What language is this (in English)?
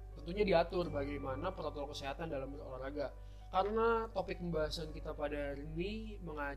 Indonesian